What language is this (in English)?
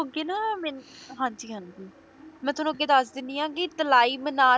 Punjabi